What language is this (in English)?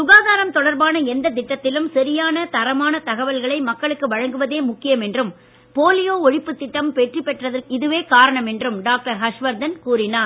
Tamil